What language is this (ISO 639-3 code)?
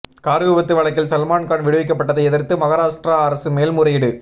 tam